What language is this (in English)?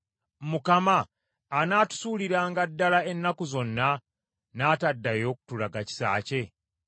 Ganda